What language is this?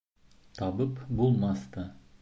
Bashkir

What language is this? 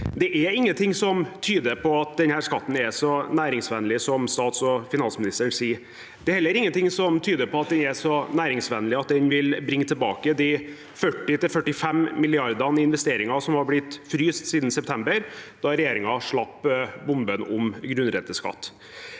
Norwegian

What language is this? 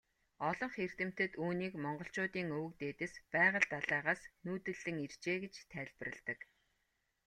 Mongolian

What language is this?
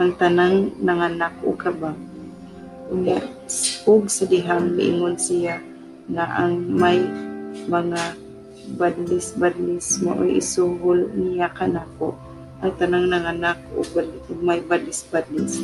Filipino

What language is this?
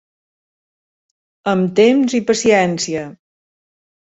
Catalan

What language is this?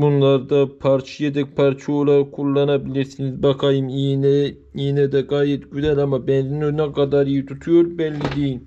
Turkish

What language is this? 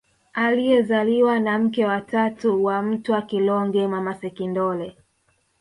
Swahili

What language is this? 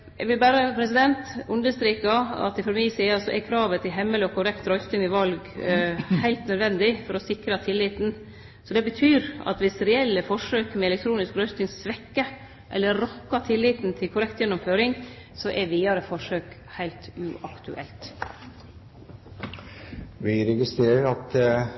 Norwegian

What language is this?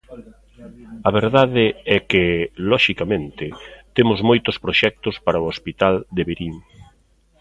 Galician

